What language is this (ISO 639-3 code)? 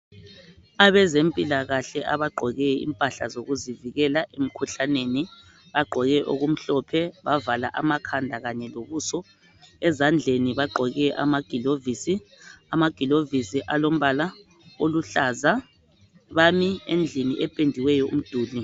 nde